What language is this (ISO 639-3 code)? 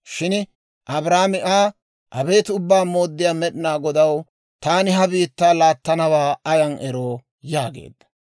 dwr